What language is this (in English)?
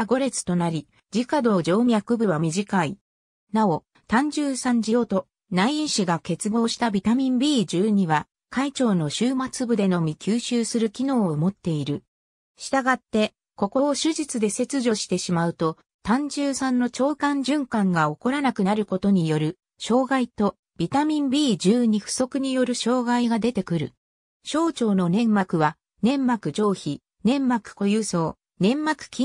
Japanese